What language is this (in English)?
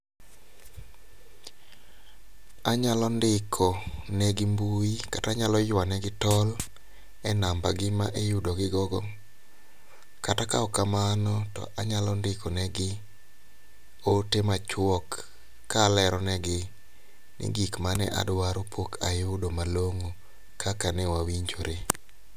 Luo (Kenya and Tanzania)